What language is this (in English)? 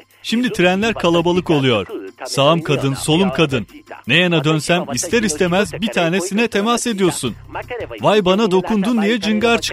Turkish